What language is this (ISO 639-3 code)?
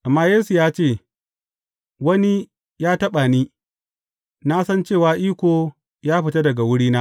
hau